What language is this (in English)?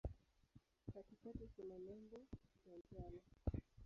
Swahili